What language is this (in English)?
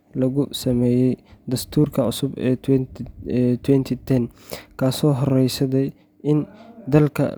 Somali